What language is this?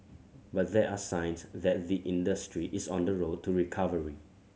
English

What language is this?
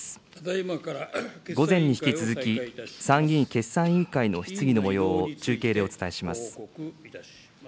Japanese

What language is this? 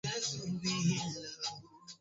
Swahili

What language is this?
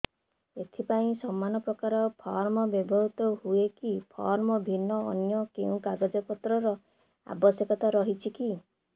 Odia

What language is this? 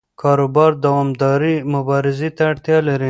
Pashto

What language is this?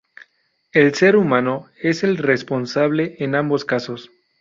Spanish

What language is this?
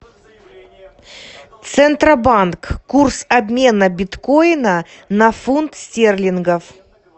Russian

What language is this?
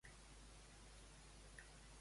Catalan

